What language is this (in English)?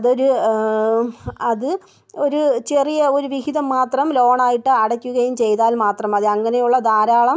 Malayalam